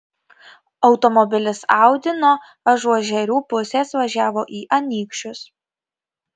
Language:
Lithuanian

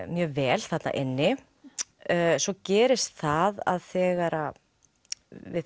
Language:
Icelandic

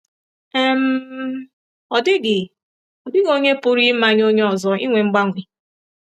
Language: Igbo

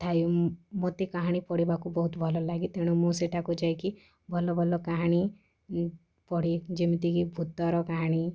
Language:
Odia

